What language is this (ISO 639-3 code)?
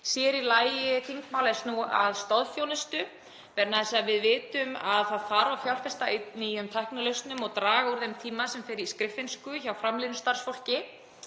isl